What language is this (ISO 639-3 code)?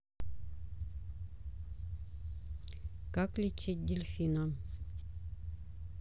rus